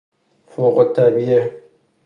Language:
Persian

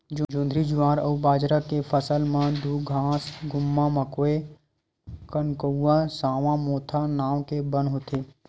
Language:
Chhattisgarhi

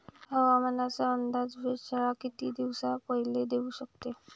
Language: Marathi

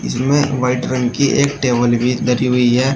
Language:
Hindi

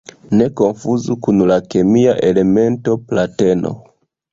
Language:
Esperanto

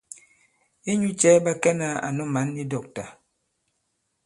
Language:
Bankon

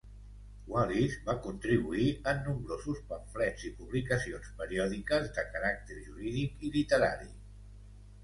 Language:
Catalan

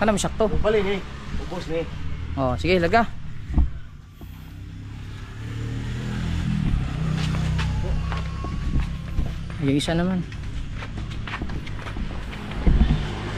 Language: Filipino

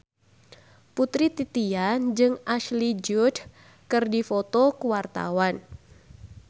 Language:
Sundanese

